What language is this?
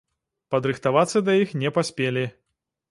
Belarusian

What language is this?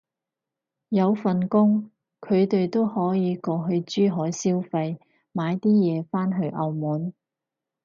Cantonese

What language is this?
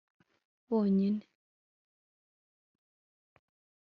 Kinyarwanda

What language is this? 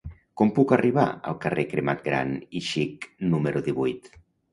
Catalan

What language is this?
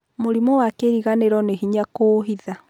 Kikuyu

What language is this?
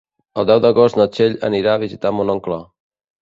Catalan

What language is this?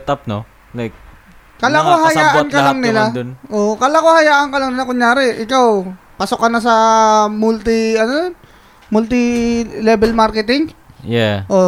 Filipino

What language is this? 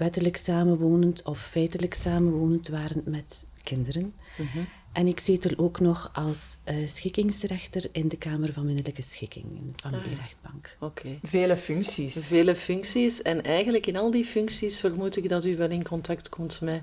Dutch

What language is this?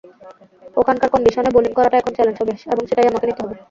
Bangla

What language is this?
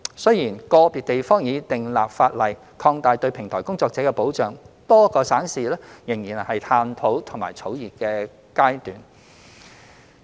Cantonese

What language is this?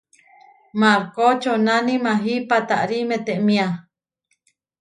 Huarijio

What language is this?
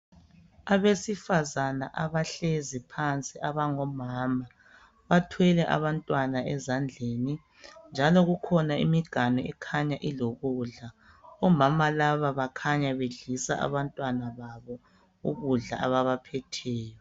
North Ndebele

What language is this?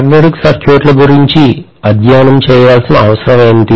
Telugu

